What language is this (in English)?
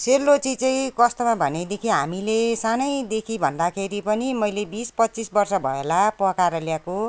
Nepali